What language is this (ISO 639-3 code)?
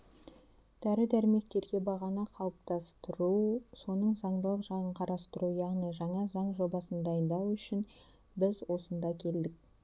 kaz